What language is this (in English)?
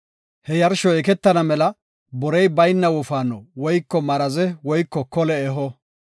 Gofa